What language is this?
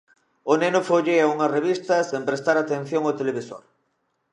Galician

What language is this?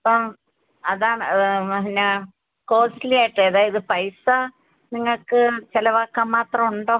Malayalam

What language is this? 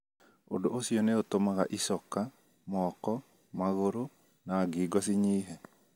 Kikuyu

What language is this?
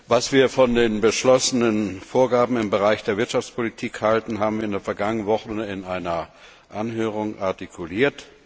German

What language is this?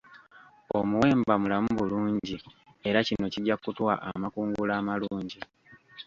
Ganda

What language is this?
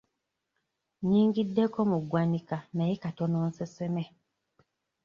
Ganda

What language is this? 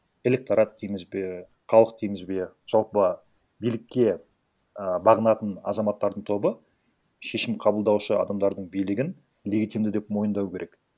Kazakh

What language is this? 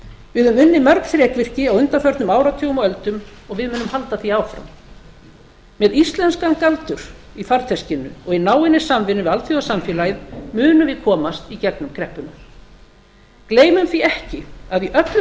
Icelandic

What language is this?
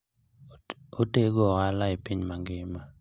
Luo (Kenya and Tanzania)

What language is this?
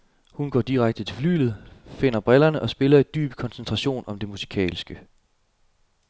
Danish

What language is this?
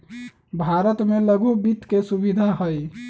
Magahi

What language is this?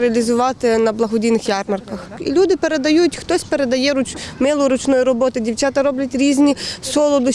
Ukrainian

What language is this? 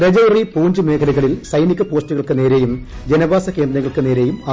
Malayalam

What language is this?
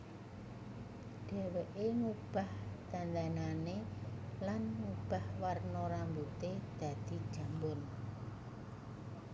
Javanese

